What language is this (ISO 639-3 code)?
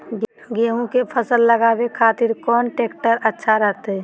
mag